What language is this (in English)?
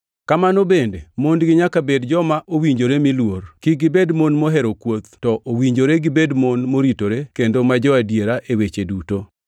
Luo (Kenya and Tanzania)